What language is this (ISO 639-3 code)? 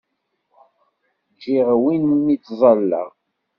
kab